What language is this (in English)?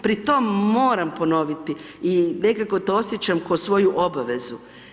Croatian